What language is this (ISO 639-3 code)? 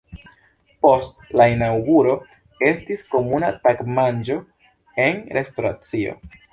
epo